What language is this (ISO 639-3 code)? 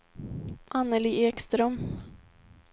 swe